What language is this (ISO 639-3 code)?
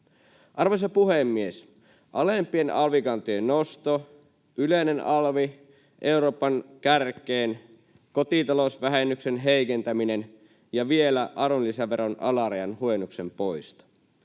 fin